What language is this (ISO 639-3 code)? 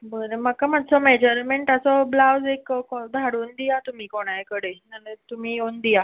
kok